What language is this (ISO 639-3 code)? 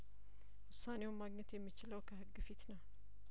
amh